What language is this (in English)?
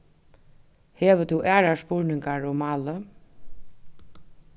Faroese